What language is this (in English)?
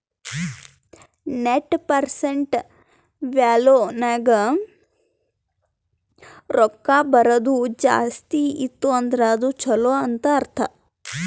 Kannada